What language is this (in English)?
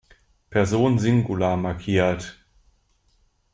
German